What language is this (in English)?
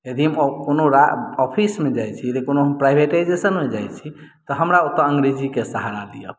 Maithili